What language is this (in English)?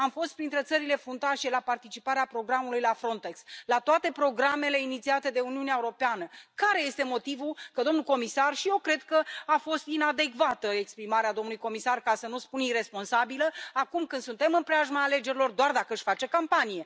Romanian